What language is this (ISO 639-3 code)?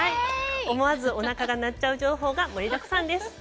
jpn